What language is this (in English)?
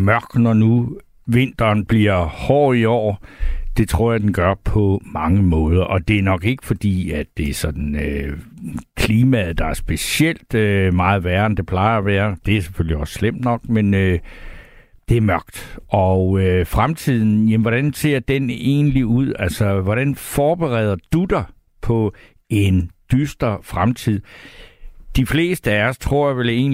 Danish